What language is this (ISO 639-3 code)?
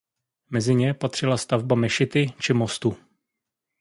ces